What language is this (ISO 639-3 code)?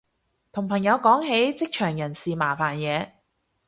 yue